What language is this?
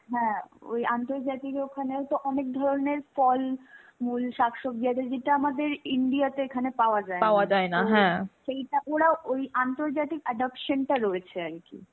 Bangla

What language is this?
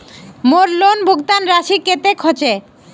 Magahi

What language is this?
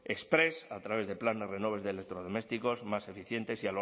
Spanish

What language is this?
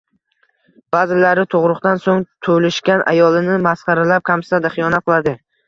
Uzbek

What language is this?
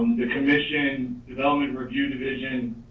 English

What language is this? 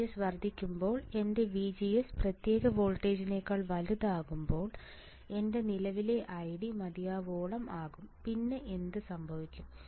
Malayalam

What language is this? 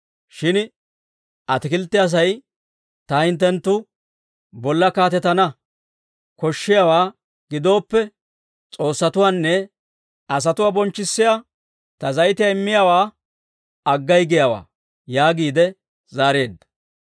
Dawro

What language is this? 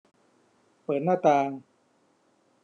Thai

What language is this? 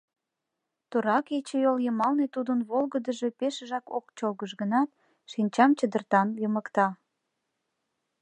Mari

